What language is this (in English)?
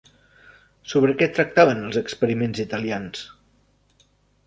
Catalan